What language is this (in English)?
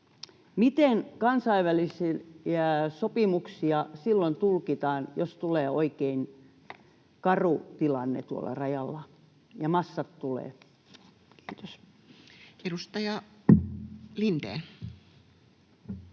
Finnish